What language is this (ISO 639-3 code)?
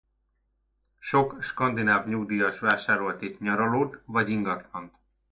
hun